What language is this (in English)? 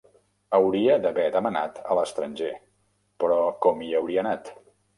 Catalan